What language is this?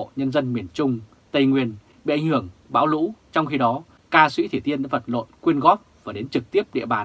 Vietnamese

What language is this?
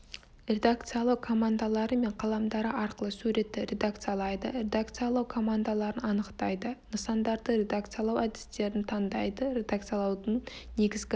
Kazakh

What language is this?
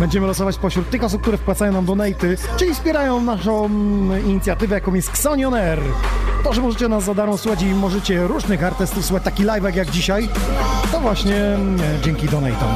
Polish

